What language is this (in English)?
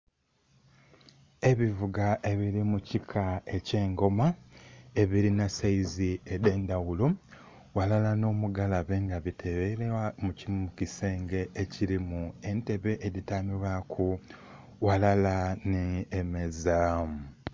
Soga